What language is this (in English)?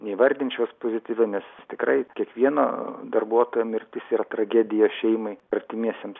Lithuanian